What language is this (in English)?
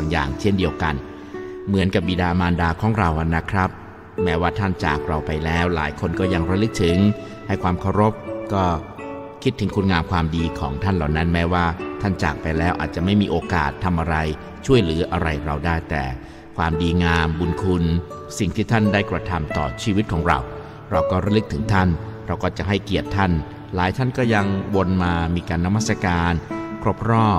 Thai